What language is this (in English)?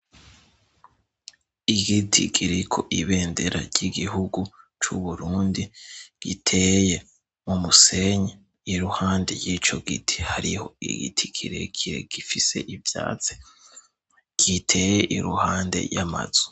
Rundi